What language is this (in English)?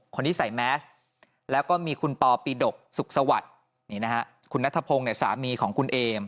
Thai